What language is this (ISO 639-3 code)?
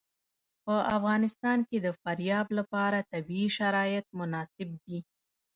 pus